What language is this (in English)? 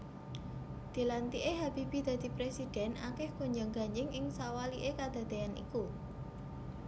Javanese